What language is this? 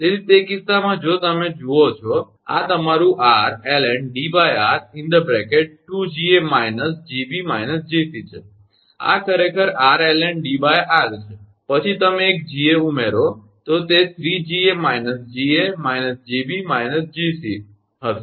Gujarati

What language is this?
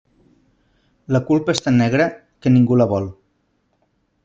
Catalan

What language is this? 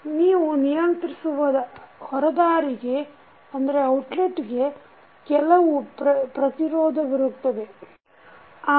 Kannada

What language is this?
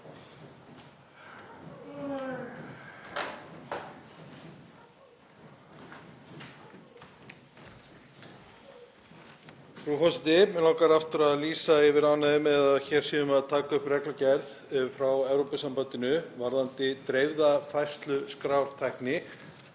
Icelandic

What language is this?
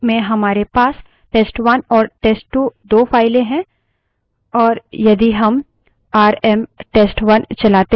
Hindi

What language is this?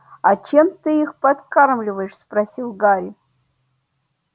Russian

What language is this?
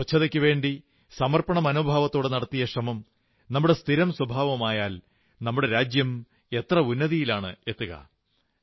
Malayalam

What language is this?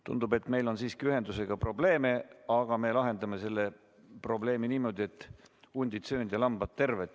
Estonian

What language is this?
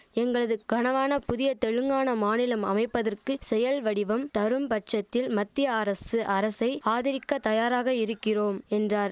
Tamil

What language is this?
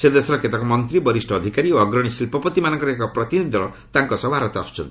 Odia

